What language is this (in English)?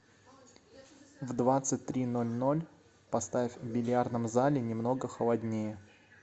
Russian